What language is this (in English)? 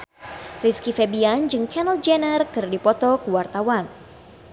Sundanese